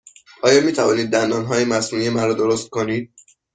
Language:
Persian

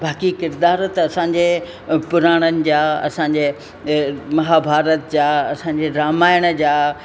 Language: Sindhi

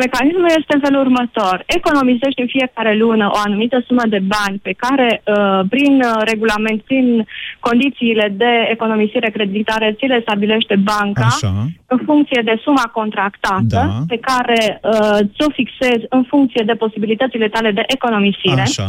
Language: Romanian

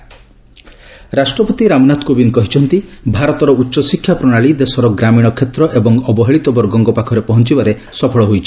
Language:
Odia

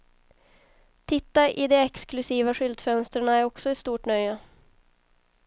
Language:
Swedish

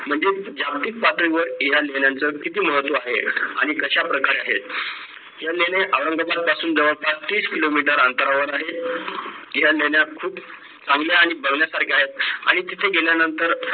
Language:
Marathi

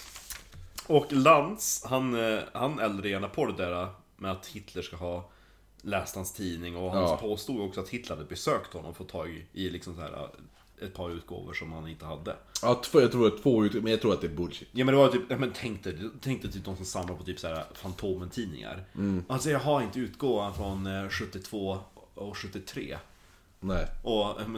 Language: Swedish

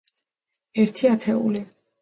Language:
Georgian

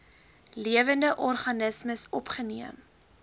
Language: Afrikaans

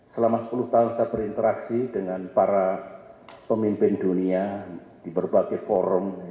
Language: Indonesian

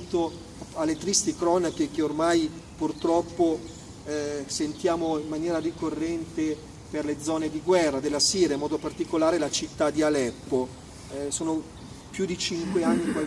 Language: Italian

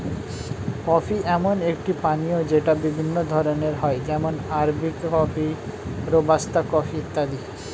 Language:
Bangla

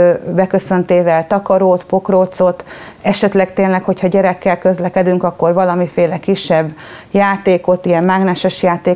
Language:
Hungarian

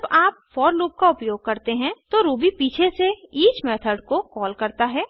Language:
Hindi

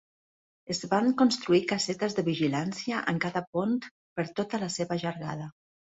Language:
Catalan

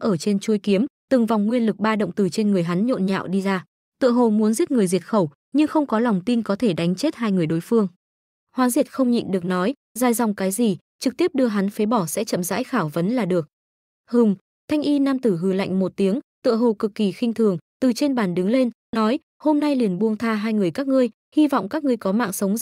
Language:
Vietnamese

